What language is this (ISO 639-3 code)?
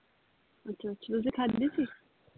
pan